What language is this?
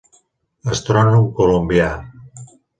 Catalan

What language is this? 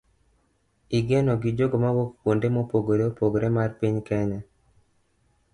Luo (Kenya and Tanzania)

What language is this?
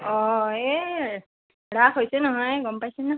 Assamese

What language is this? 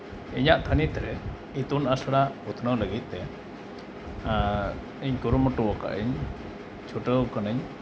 Santali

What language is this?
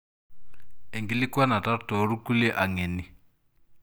Masai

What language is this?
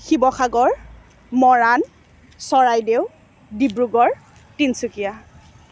Assamese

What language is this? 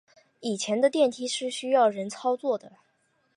Chinese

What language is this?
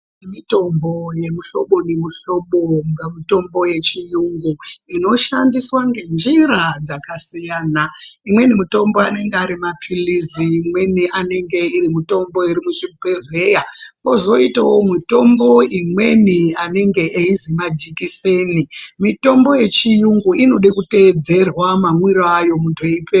Ndau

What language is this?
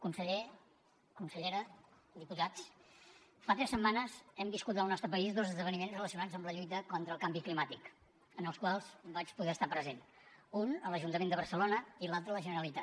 Catalan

